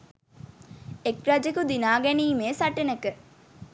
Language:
Sinhala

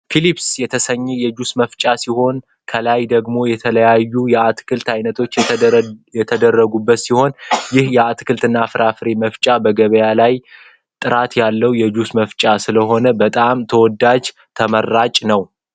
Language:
Amharic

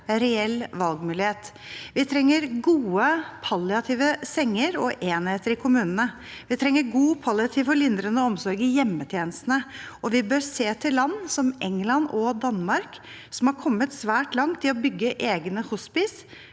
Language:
Norwegian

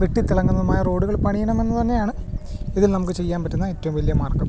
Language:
Malayalam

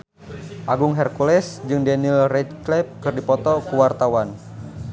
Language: Sundanese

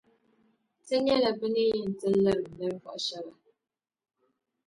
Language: Dagbani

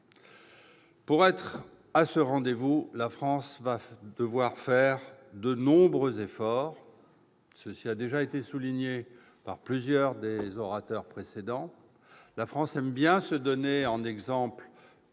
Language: French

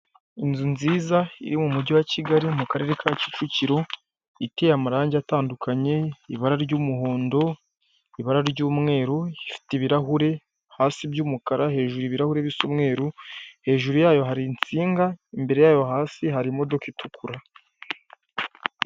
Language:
Kinyarwanda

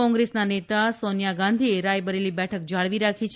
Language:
Gujarati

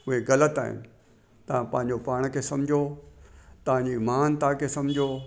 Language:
Sindhi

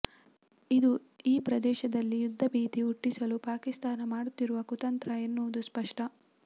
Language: Kannada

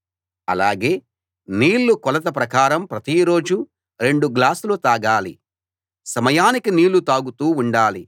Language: Telugu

